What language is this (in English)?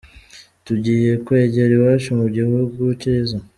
Kinyarwanda